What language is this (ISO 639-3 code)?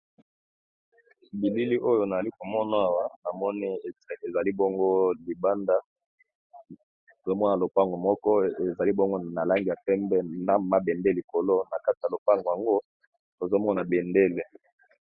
lin